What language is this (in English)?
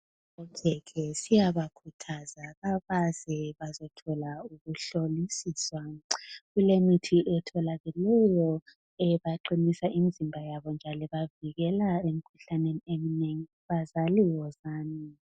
North Ndebele